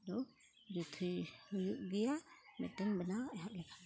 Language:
Santali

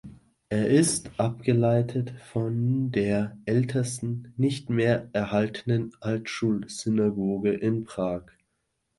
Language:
German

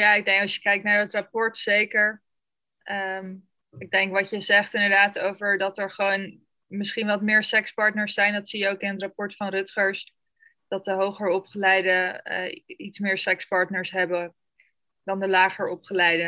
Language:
Dutch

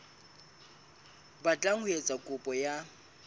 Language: Southern Sotho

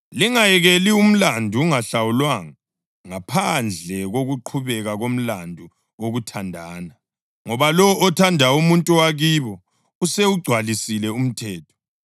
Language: North Ndebele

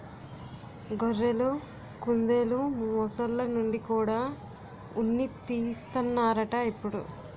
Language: Telugu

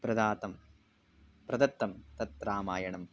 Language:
Sanskrit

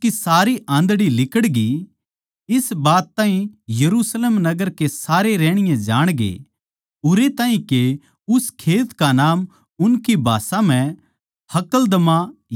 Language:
Haryanvi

